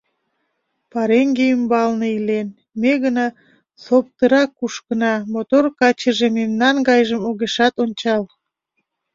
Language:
Mari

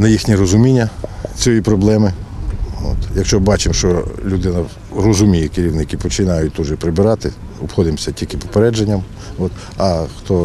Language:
Ukrainian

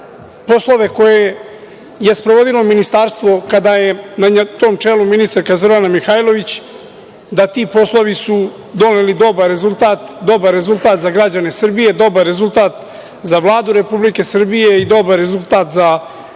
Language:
Serbian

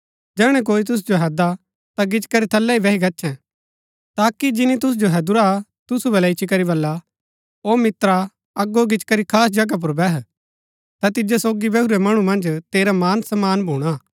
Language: Gaddi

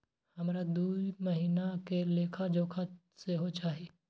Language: Maithili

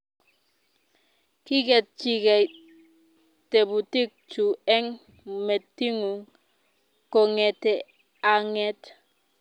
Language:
Kalenjin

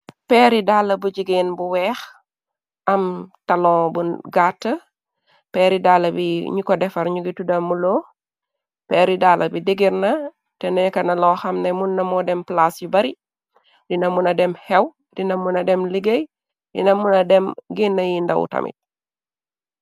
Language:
Wolof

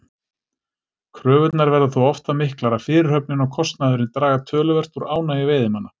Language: Icelandic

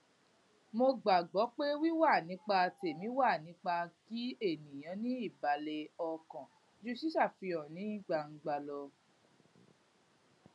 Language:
Yoruba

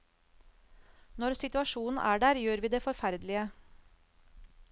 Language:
Norwegian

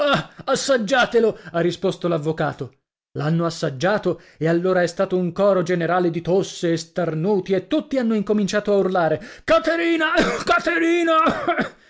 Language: Italian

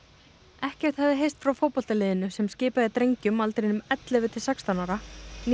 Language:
Icelandic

